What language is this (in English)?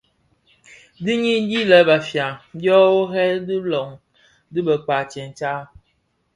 Bafia